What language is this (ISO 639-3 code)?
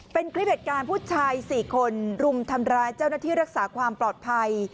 tha